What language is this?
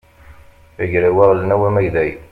Kabyle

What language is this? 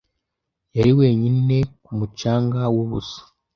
Kinyarwanda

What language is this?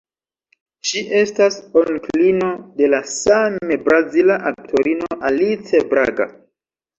Esperanto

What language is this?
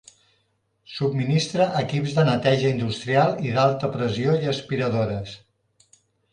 Catalan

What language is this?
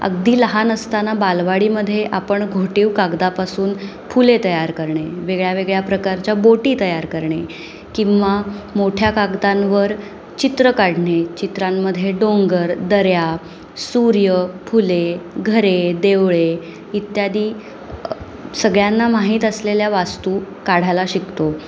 Marathi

